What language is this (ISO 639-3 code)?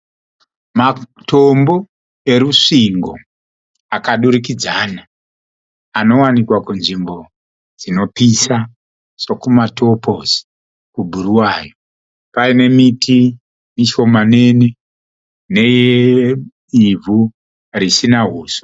sna